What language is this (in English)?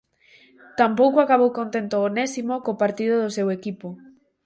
Galician